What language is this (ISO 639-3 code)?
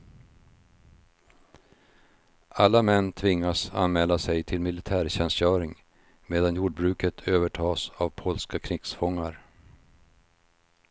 swe